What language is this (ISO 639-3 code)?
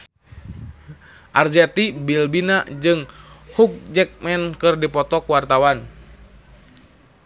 sun